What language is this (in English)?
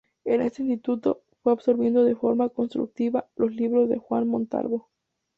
Spanish